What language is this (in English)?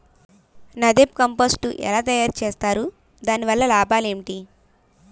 Telugu